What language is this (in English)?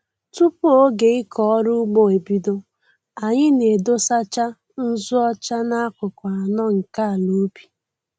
Igbo